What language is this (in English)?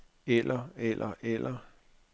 Danish